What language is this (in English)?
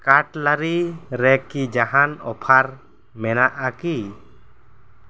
Santali